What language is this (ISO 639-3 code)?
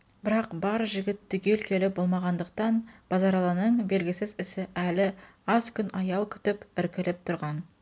kaz